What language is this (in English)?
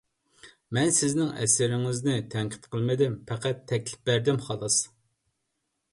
Uyghur